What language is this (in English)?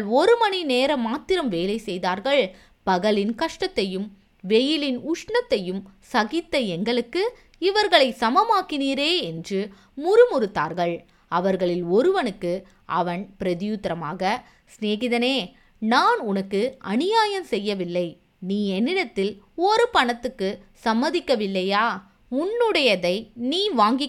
Tamil